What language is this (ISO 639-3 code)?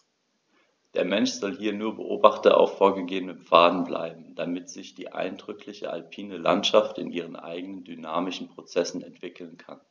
deu